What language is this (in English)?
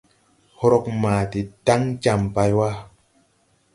Tupuri